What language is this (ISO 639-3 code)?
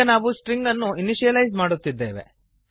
kan